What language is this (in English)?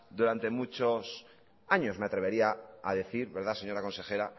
Spanish